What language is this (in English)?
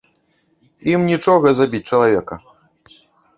Belarusian